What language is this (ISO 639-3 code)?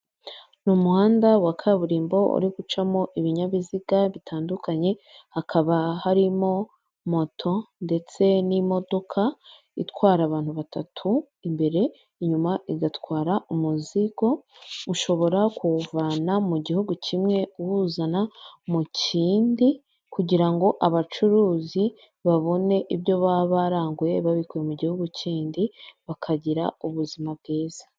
kin